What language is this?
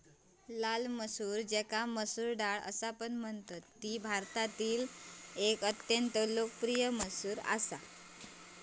Marathi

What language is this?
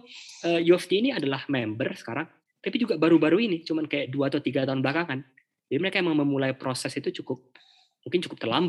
Indonesian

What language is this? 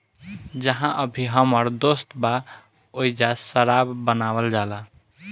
Bhojpuri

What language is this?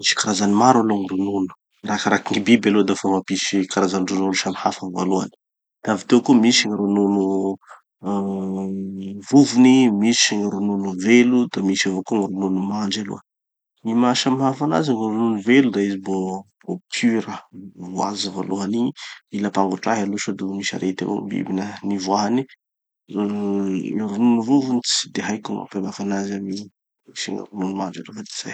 Tanosy Malagasy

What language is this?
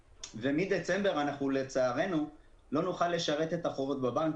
Hebrew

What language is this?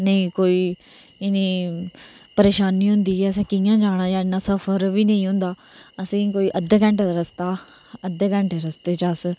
Dogri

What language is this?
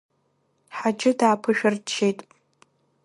Abkhazian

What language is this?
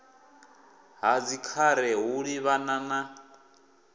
Venda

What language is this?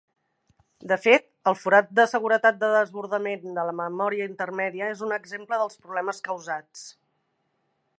Catalan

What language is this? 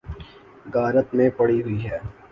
Urdu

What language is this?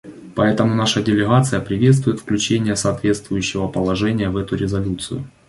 Russian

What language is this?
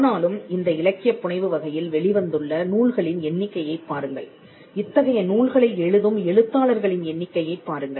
Tamil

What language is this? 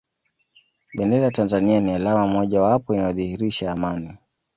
Swahili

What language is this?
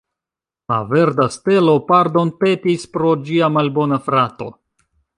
Esperanto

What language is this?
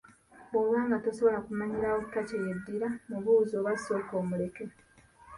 Ganda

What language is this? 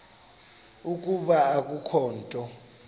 Xhosa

